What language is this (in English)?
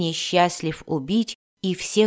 Russian